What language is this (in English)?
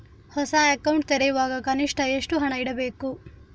Kannada